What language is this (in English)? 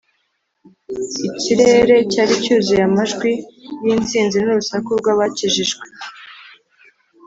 Kinyarwanda